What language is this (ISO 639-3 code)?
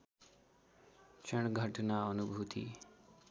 nep